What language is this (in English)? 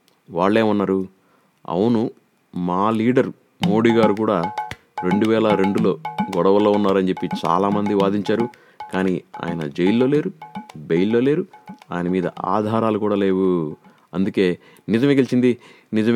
Telugu